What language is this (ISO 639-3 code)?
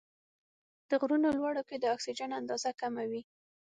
pus